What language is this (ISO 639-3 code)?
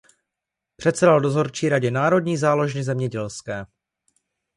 ces